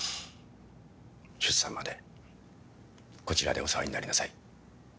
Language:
Japanese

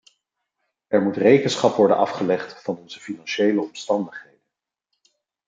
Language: Dutch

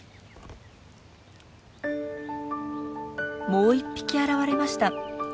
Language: Japanese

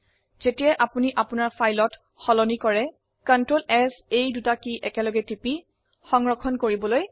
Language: Assamese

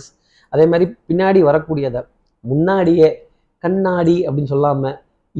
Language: Tamil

